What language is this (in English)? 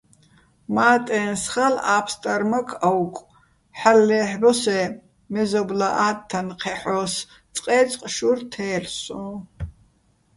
Bats